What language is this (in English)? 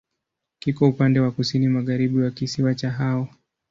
Swahili